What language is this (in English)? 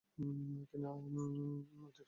Bangla